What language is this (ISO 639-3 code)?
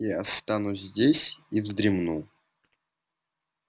rus